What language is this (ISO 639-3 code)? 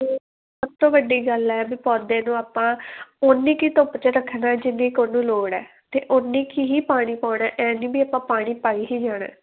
pan